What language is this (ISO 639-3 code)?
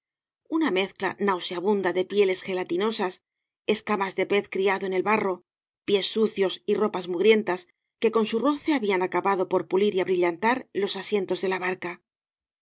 spa